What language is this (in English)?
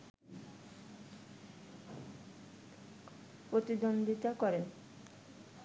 Bangla